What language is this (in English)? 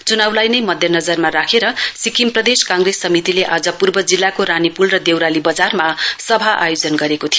Nepali